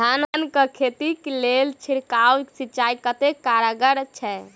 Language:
Maithili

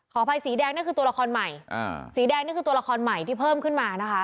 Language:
Thai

